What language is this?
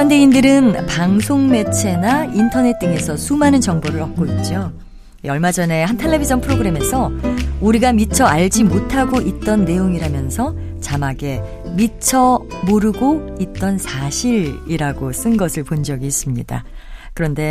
Korean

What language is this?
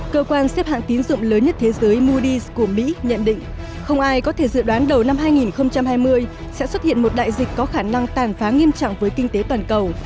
Vietnamese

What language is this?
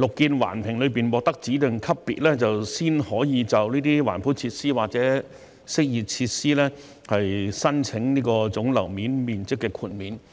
Cantonese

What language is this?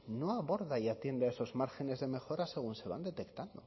Spanish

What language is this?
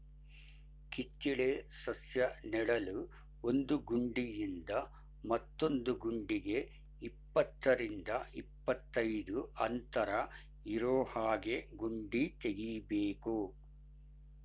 Kannada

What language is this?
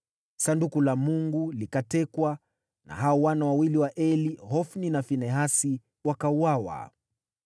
Swahili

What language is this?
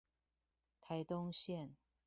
Chinese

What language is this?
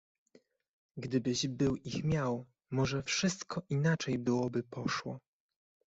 Polish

